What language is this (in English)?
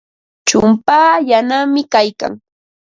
Ambo-Pasco Quechua